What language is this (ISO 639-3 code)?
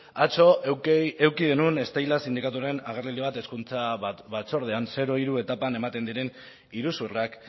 eus